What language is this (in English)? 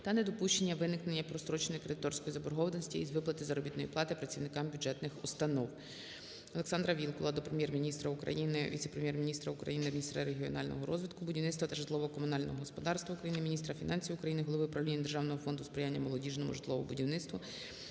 Ukrainian